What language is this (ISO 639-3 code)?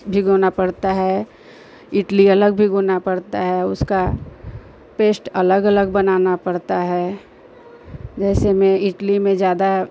hin